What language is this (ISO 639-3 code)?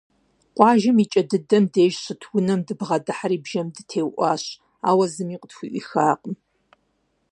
kbd